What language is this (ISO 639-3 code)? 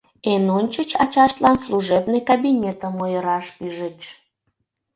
chm